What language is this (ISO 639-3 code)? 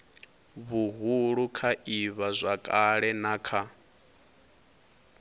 ven